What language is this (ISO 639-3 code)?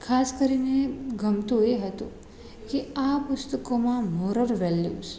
guj